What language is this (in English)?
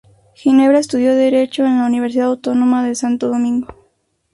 Spanish